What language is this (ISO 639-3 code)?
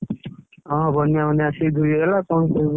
ori